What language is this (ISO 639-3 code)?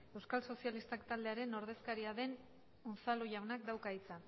eus